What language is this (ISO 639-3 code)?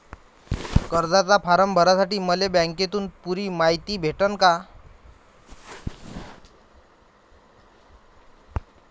mar